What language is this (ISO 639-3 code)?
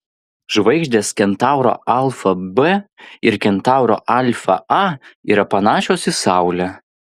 lit